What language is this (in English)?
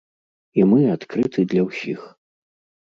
Belarusian